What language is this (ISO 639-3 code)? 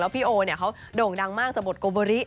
tha